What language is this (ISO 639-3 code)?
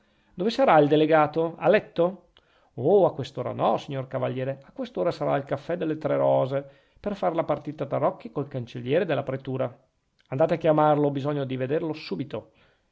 ita